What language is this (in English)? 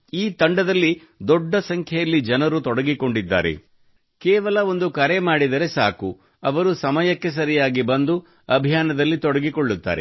Kannada